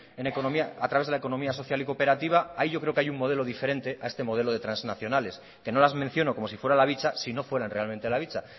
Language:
Spanish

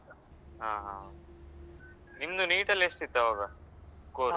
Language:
Kannada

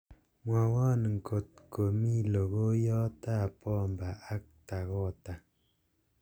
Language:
Kalenjin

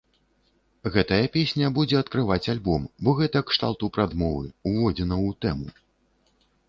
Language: Belarusian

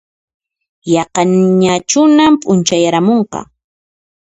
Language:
Puno Quechua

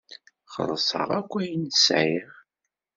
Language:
Kabyle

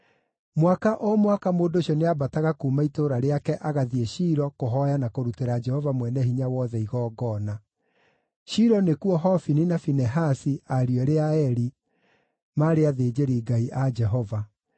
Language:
Kikuyu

